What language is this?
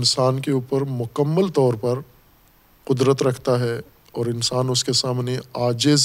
Urdu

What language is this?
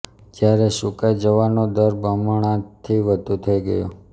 Gujarati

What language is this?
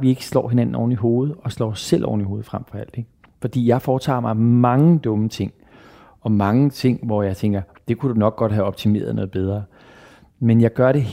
Danish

